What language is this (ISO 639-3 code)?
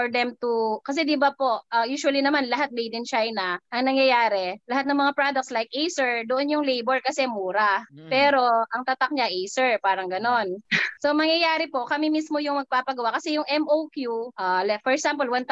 fil